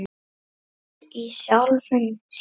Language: Icelandic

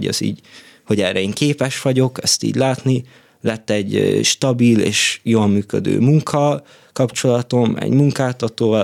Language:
Hungarian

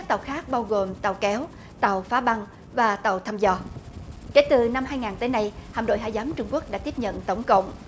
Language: Vietnamese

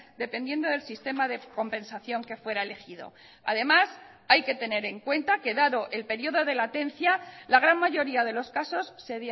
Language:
Spanish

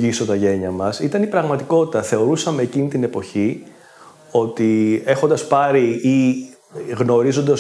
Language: Greek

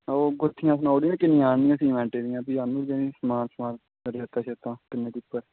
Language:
Dogri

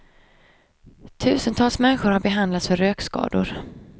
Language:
Swedish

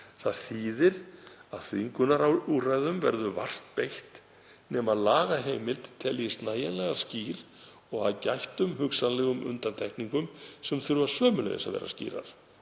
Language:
Icelandic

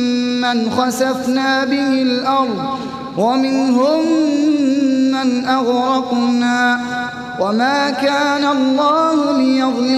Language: Arabic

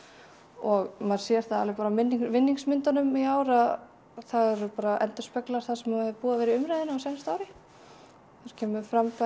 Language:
Icelandic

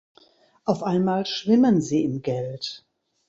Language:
German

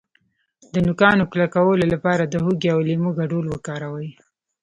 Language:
Pashto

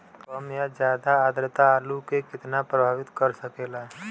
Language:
Bhojpuri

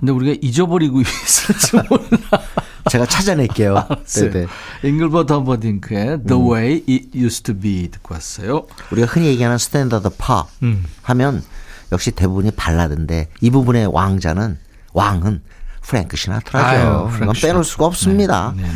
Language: Korean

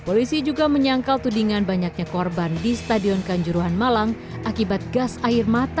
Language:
Indonesian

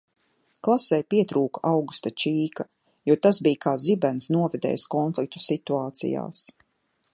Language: Latvian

